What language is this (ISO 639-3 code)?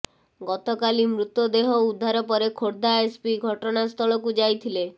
ori